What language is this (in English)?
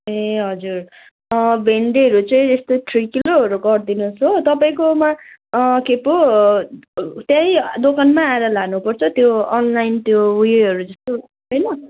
Nepali